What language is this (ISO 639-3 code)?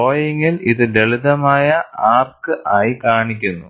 mal